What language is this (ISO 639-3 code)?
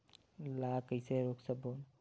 hne